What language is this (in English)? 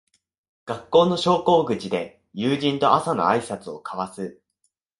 Japanese